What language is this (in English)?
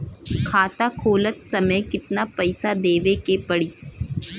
Bhojpuri